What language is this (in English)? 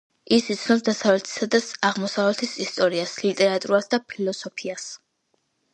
Georgian